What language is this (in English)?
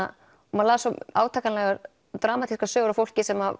Icelandic